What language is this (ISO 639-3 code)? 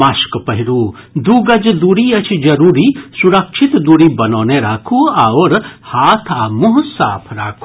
mai